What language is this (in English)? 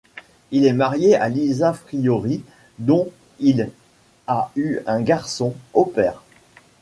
French